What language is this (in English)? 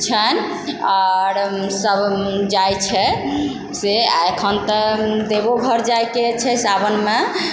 Maithili